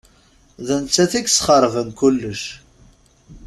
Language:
Kabyle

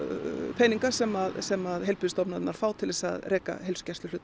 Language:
Icelandic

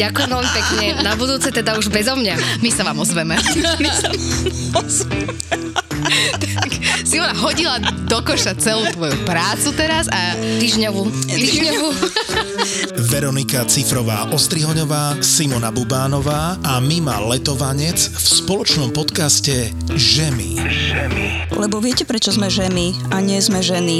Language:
Slovak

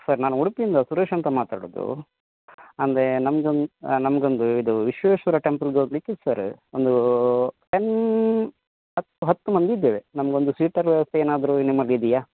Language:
Kannada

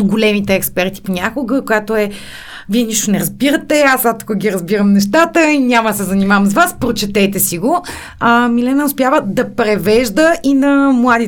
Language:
Bulgarian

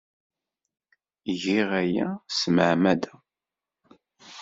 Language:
Kabyle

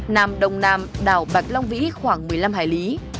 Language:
Vietnamese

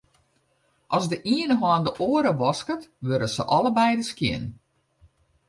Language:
Western Frisian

